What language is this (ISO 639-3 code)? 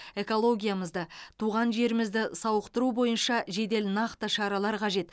kaz